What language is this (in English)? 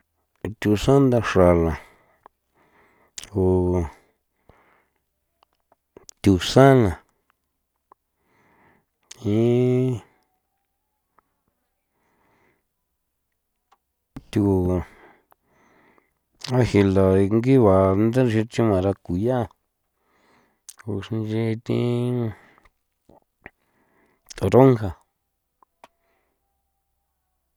San Felipe Otlaltepec Popoloca